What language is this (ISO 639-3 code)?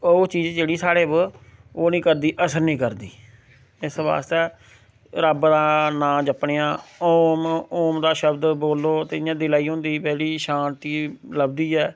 doi